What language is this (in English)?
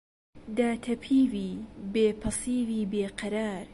Central Kurdish